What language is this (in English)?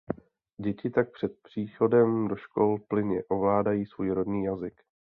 Czech